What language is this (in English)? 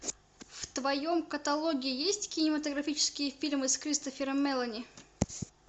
Russian